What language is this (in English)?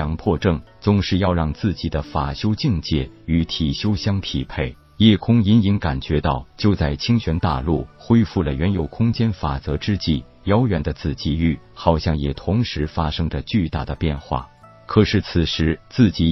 Chinese